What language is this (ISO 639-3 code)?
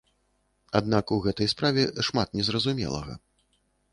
bel